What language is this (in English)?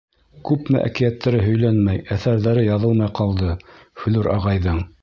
Bashkir